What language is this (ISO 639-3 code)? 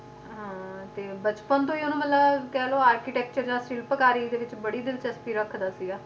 pan